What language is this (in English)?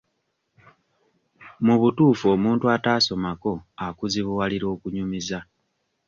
Ganda